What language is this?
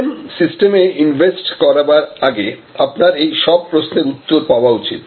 Bangla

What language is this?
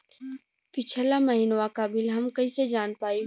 Bhojpuri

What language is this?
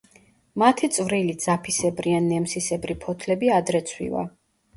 Georgian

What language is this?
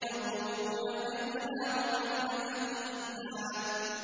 Arabic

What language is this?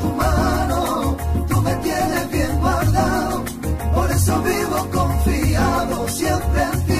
French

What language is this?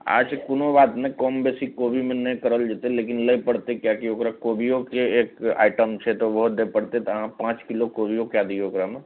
Maithili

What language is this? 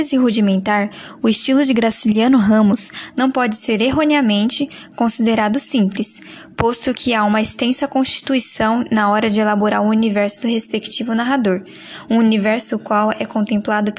Portuguese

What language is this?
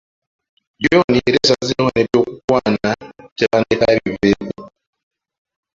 Ganda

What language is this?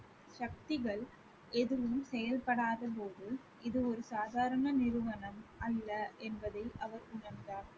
Tamil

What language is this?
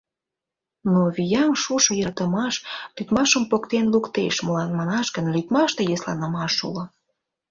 Mari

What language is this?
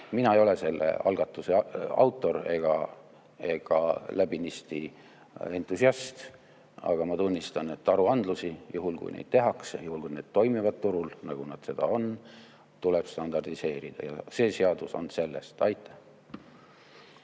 Estonian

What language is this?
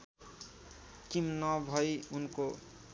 Nepali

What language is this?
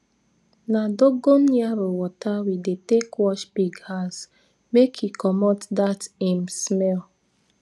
Nigerian Pidgin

